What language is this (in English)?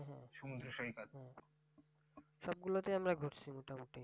Bangla